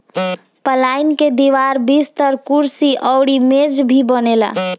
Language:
Bhojpuri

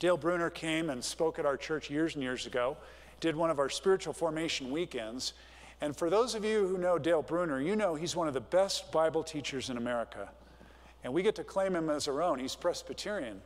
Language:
English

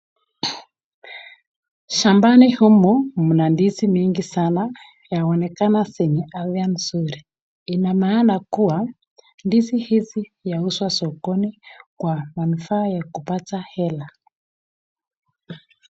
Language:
Swahili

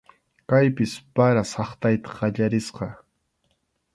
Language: Arequipa-La Unión Quechua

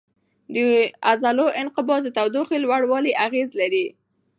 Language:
Pashto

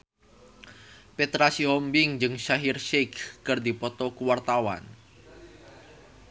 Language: Sundanese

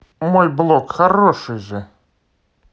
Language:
Russian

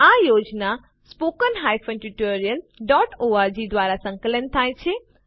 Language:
Gujarati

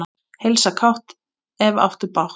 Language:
Icelandic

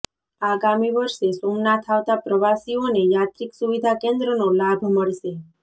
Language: Gujarati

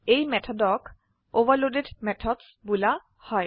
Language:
Assamese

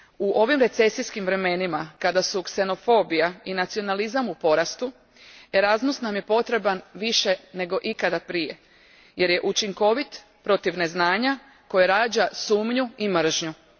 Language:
Croatian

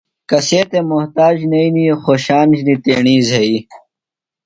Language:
Phalura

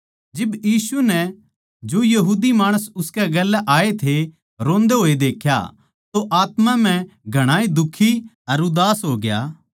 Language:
Haryanvi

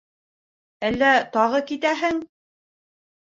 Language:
Bashkir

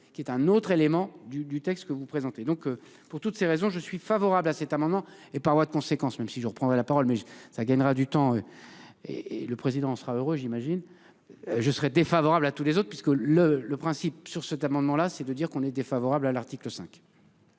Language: French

